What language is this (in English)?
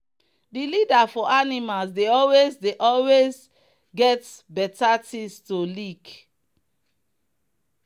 Nigerian Pidgin